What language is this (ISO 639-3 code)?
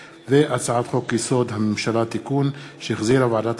heb